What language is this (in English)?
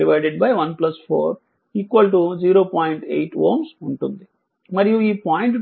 Telugu